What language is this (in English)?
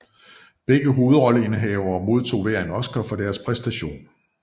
Danish